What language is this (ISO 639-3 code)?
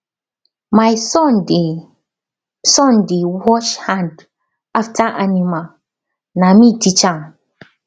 pcm